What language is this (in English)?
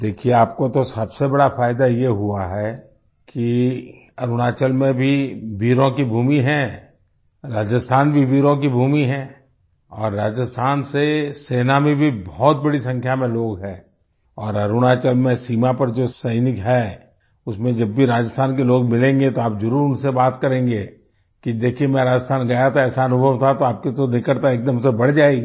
Hindi